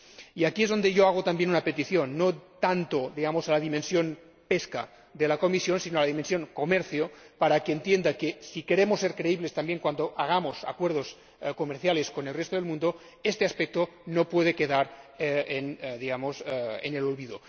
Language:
Spanish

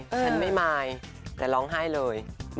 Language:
Thai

